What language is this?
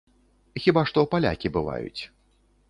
Belarusian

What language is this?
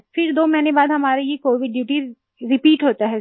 Hindi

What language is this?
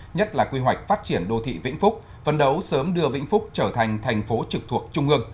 Vietnamese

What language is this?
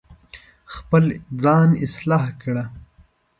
Pashto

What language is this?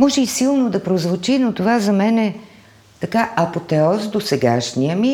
Bulgarian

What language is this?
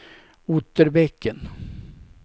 Swedish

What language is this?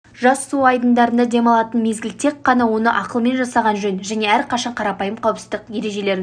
Kazakh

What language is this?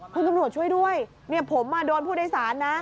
Thai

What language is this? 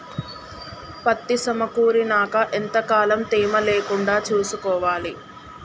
Telugu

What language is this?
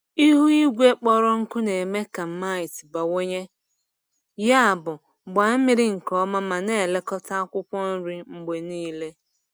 Igbo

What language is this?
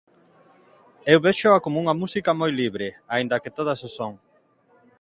Galician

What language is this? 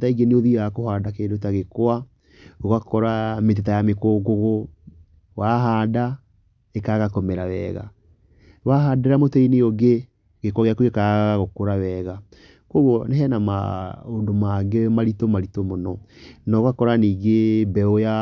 Kikuyu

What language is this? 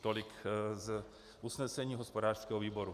Czech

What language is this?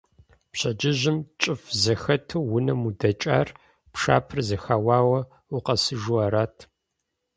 Kabardian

